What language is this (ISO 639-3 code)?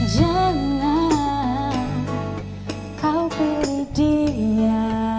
ind